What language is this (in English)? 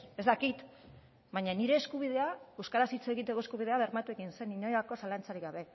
Basque